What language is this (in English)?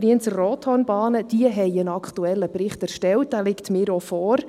Swiss German